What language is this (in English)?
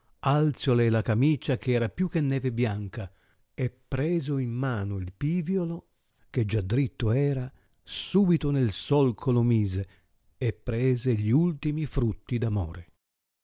Italian